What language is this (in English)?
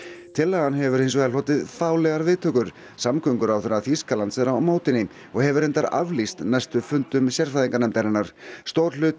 Icelandic